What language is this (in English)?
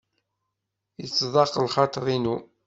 Kabyle